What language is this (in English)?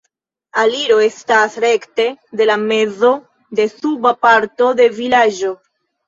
Esperanto